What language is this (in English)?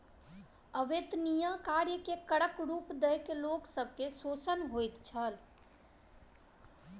Maithili